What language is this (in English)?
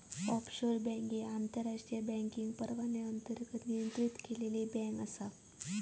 Marathi